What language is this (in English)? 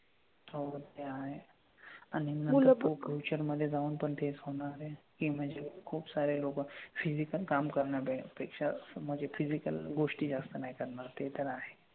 Marathi